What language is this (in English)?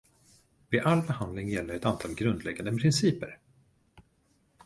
Swedish